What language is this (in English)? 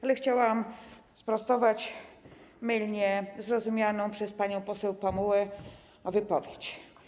Polish